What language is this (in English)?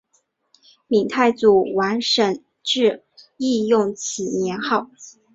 Chinese